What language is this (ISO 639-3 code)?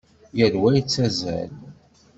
kab